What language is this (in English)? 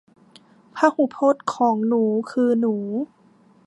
Thai